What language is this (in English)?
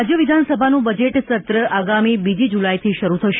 Gujarati